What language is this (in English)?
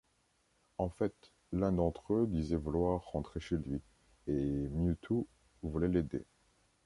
French